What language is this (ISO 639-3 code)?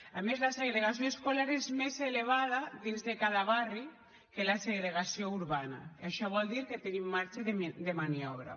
cat